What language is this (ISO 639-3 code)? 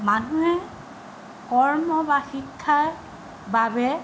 asm